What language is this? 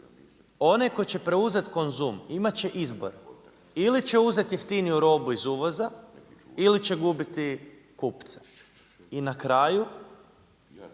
Croatian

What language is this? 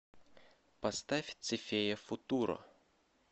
Russian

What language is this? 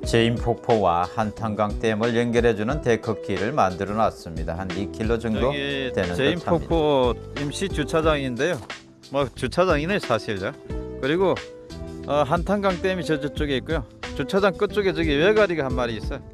Korean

